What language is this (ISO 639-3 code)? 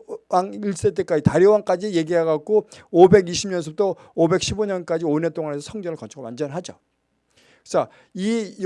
kor